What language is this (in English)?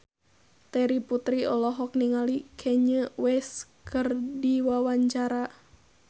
Sundanese